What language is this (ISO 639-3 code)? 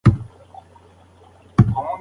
pus